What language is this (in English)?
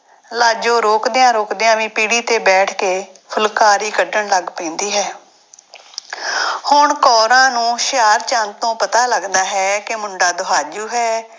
Punjabi